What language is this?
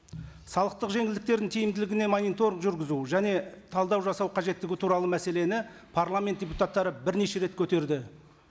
Kazakh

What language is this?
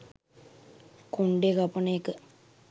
Sinhala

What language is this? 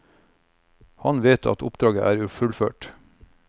Norwegian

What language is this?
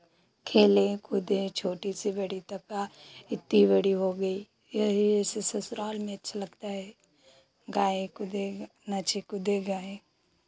Hindi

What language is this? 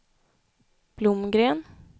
Swedish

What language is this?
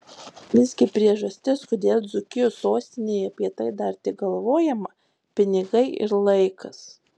Lithuanian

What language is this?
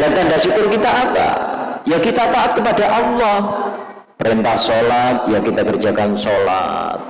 Indonesian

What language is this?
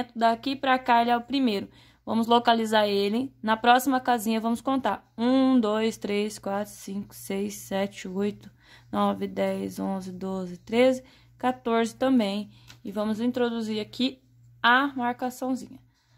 Portuguese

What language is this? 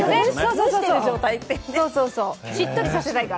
Japanese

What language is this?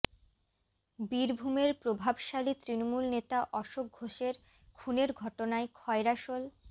Bangla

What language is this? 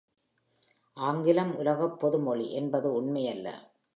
Tamil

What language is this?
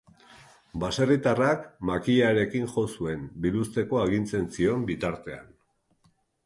Basque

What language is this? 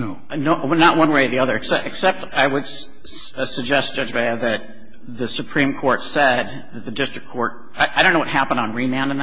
English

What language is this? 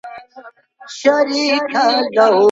Pashto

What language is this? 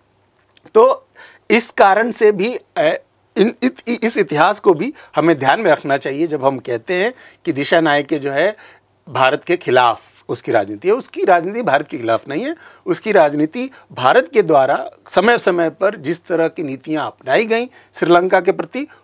Hindi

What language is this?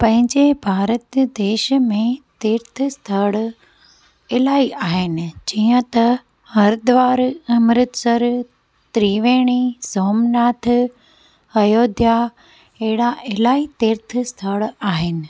Sindhi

